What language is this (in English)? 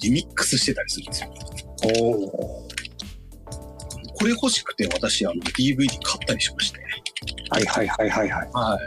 Japanese